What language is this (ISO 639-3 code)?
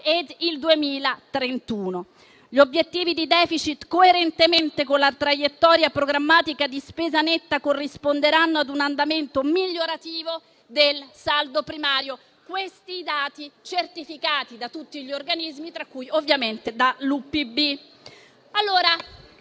ita